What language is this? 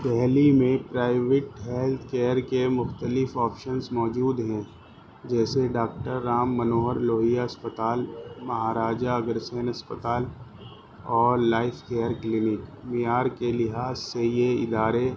Urdu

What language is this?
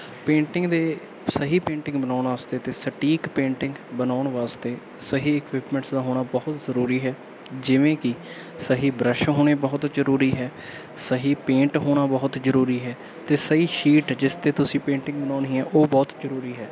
Punjabi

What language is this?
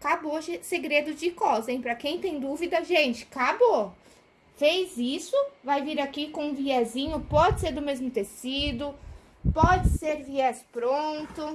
Portuguese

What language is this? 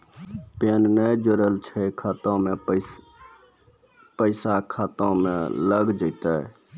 Maithili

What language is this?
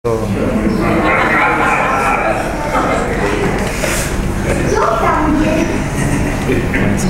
Arabic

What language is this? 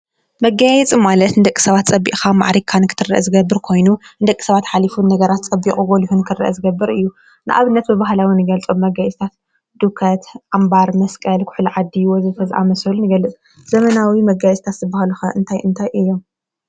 Tigrinya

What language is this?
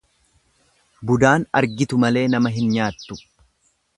Oromo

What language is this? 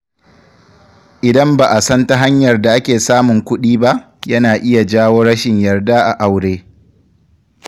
Hausa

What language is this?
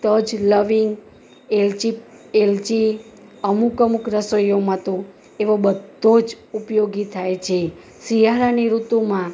Gujarati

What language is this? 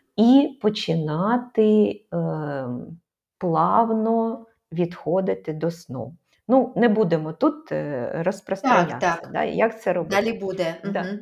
Ukrainian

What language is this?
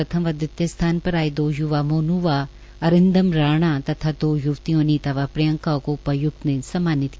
Hindi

